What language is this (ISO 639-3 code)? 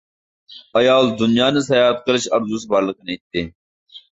uig